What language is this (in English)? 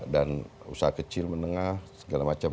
Indonesian